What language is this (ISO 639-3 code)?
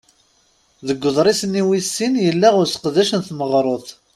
kab